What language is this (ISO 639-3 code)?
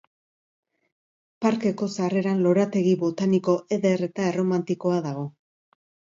eus